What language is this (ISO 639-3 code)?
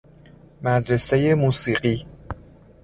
fas